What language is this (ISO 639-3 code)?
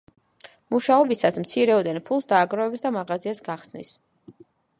kat